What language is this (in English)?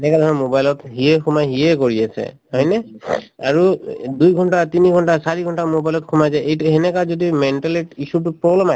Assamese